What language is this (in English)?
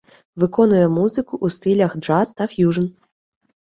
Ukrainian